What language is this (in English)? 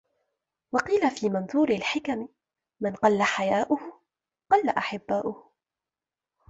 Arabic